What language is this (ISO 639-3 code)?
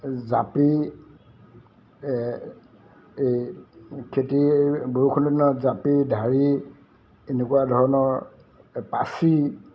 asm